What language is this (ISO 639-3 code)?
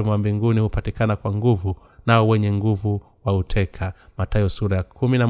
swa